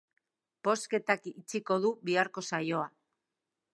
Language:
Basque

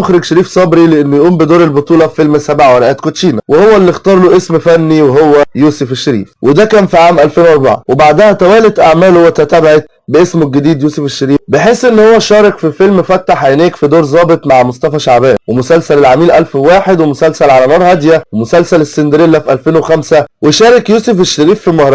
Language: Arabic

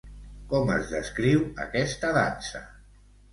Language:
Catalan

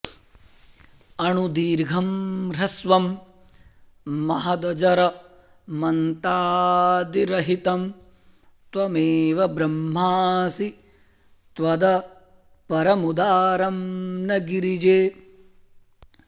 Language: Sanskrit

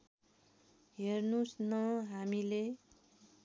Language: Nepali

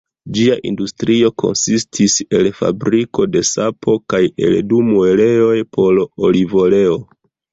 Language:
Esperanto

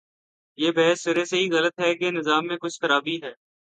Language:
Urdu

